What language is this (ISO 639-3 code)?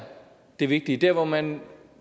dan